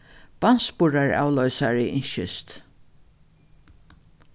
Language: Faroese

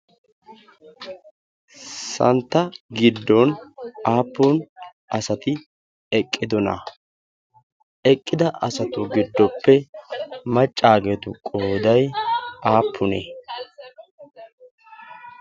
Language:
Wolaytta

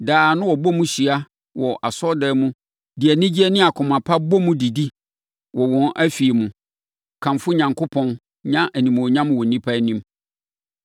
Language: Akan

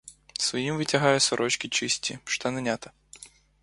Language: Ukrainian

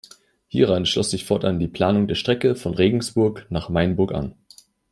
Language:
German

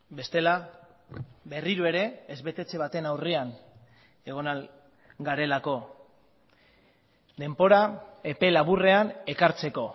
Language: Basque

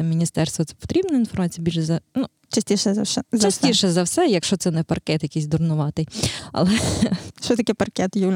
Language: Ukrainian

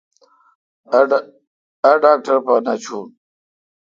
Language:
Kalkoti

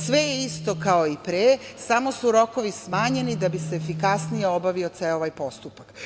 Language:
Serbian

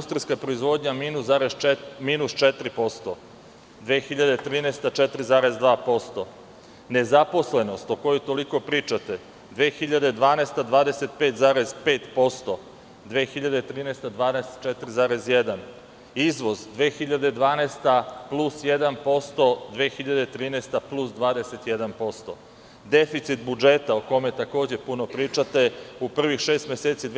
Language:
Serbian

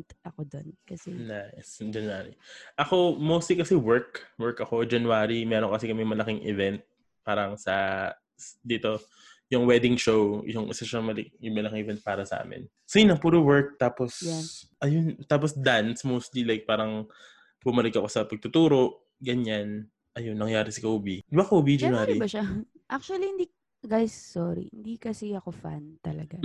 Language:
Filipino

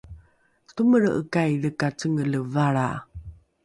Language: Rukai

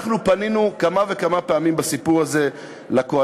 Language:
Hebrew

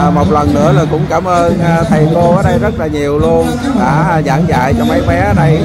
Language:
Vietnamese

